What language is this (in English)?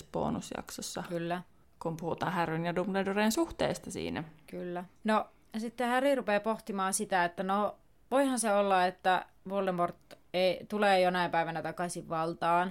Finnish